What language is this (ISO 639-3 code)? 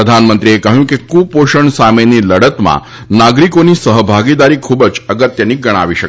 guj